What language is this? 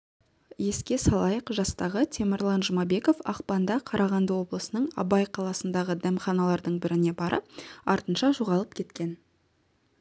Kazakh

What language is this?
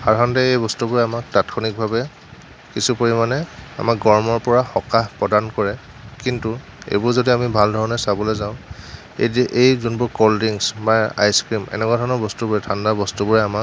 Assamese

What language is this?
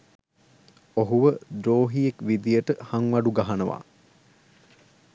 Sinhala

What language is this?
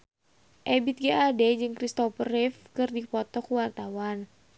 Sundanese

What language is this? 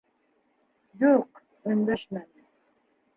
Bashkir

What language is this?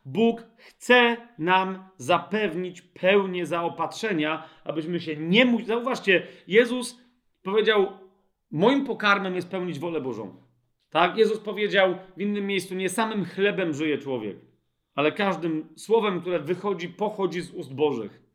Polish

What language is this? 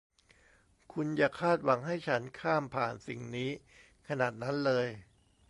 Thai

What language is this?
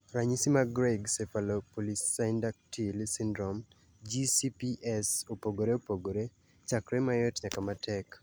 Luo (Kenya and Tanzania)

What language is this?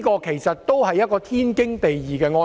Cantonese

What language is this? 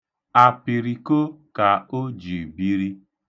Igbo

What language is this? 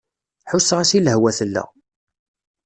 Kabyle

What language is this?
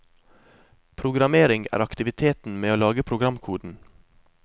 Norwegian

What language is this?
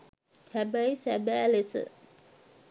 Sinhala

